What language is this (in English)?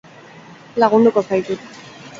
Basque